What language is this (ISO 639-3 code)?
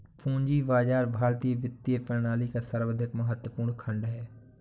hin